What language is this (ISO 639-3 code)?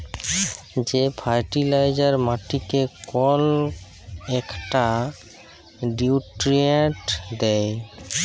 ben